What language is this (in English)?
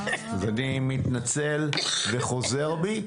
Hebrew